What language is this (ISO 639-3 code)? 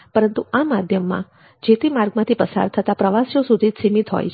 guj